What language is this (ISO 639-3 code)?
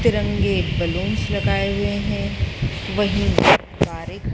hin